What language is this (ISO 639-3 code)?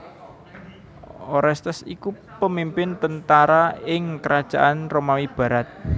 jav